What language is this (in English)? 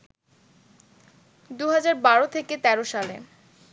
Bangla